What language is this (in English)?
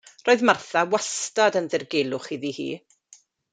Welsh